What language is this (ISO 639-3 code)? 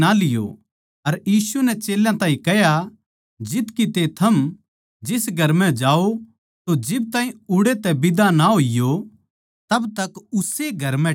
bgc